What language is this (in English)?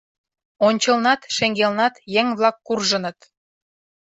Mari